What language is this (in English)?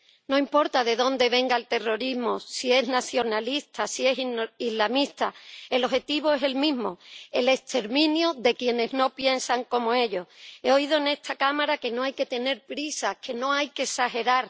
Spanish